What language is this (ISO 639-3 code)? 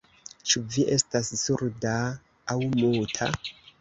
epo